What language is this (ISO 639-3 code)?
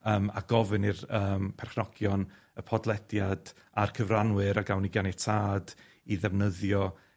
cym